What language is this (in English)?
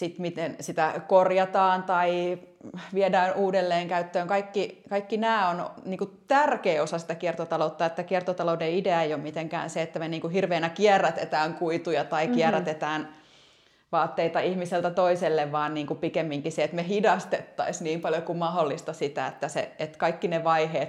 Finnish